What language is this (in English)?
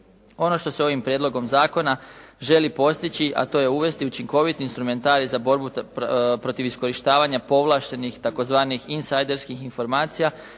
Croatian